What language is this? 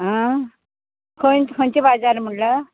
Konkani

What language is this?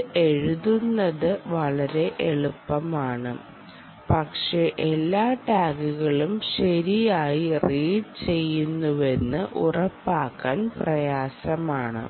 Malayalam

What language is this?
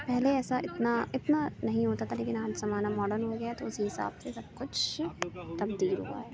Urdu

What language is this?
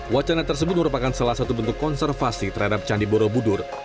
Indonesian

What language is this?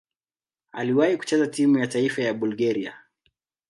Swahili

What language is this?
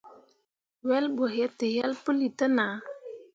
Mundang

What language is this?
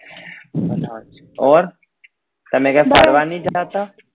Gujarati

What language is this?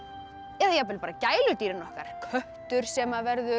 Icelandic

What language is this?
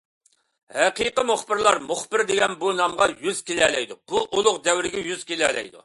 Uyghur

